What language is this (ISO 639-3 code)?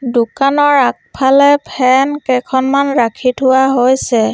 asm